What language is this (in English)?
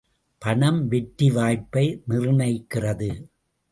Tamil